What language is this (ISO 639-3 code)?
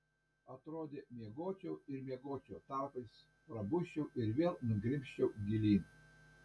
lit